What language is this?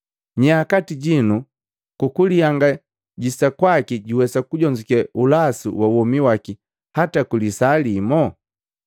Matengo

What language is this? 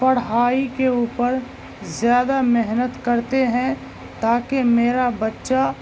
Urdu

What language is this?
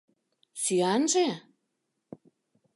Mari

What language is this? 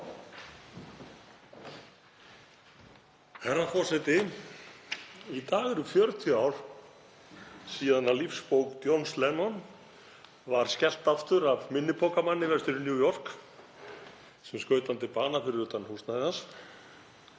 Icelandic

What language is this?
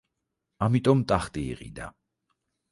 Georgian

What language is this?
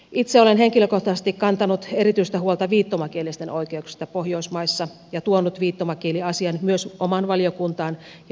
Finnish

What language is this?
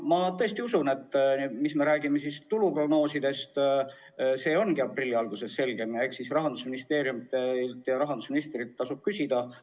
Estonian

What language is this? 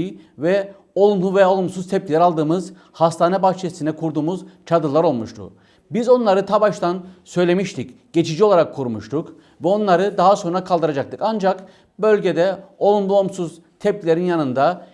Turkish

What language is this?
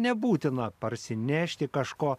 Lithuanian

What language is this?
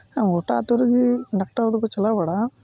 Santali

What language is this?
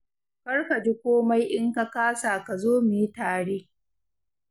Hausa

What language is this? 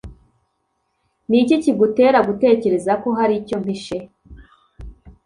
Kinyarwanda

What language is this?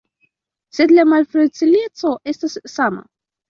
Esperanto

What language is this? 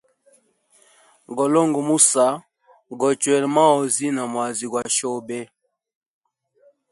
Hemba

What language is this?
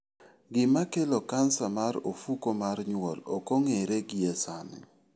Luo (Kenya and Tanzania)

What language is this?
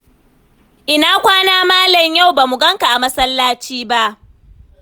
Hausa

